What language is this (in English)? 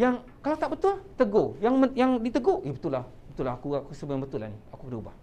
Malay